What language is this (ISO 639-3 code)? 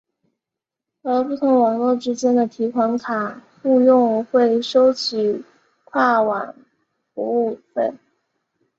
zho